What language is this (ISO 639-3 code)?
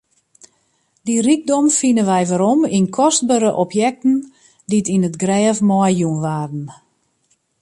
fry